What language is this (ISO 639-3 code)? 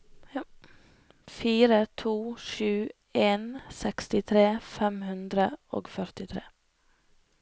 nor